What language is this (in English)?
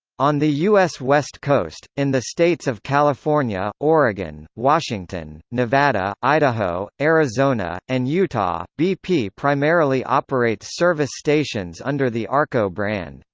English